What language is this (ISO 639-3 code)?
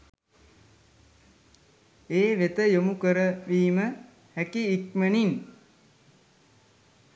sin